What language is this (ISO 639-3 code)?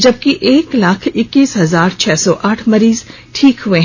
hin